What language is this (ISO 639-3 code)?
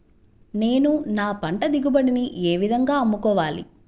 tel